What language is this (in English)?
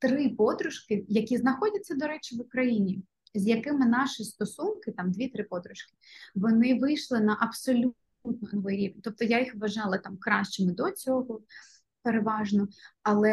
Ukrainian